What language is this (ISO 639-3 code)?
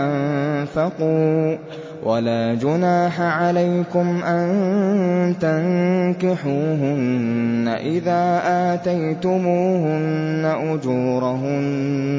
ara